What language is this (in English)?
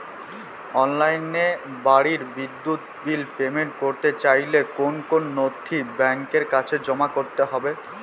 Bangla